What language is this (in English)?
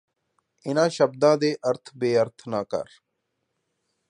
Punjabi